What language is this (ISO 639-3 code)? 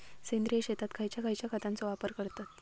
mar